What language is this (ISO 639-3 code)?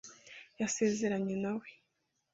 kin